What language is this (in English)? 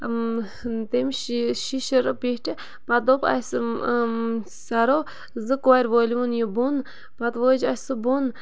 Kashmiri